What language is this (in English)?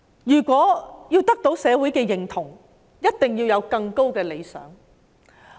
Cantonese